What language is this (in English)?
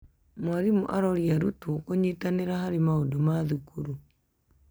Kikuyu